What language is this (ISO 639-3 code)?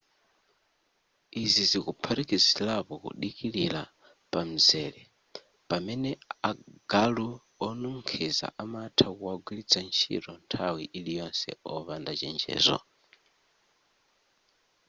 nya